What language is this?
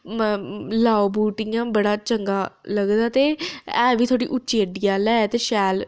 Dogri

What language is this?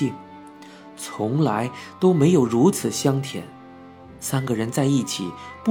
Chinese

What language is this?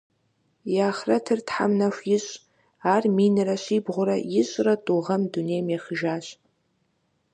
Kabardian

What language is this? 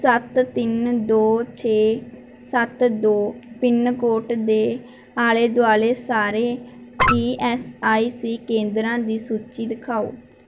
Punjabi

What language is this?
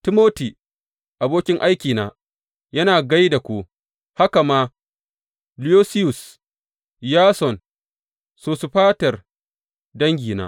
Hausa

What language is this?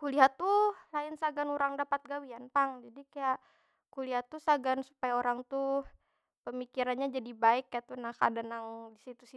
Banjar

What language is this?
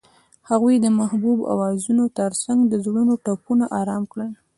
Pashto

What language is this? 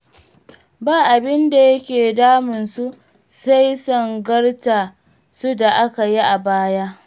Hausa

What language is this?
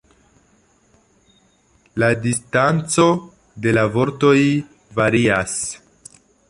Esperanto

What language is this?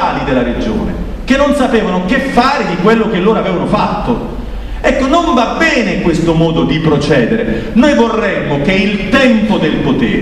Italian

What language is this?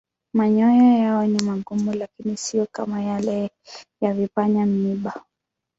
Swahili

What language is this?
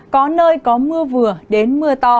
Vietnamese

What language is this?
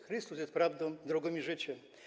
Polish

